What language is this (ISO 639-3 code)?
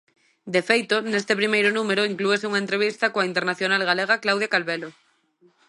glg